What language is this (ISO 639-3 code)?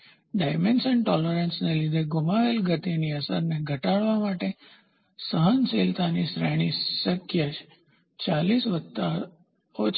guj